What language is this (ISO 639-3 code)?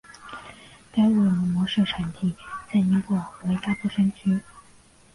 zho